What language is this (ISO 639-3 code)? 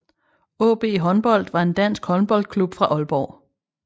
dan